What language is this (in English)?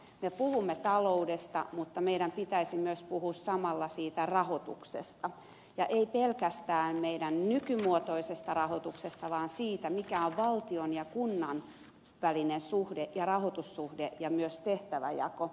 Finnish